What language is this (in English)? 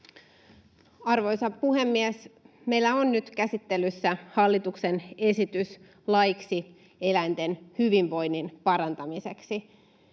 Finnish